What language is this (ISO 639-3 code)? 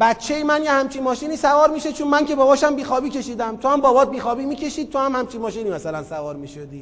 fas